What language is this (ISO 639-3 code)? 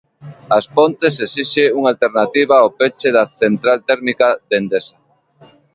glg